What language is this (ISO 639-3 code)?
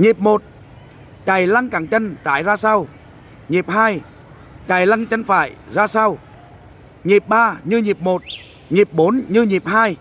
vie